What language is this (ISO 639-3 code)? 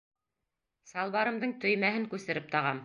bak